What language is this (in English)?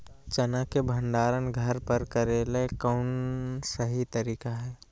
Magahi